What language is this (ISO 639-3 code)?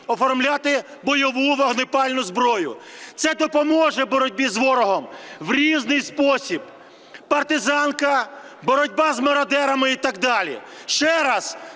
ukr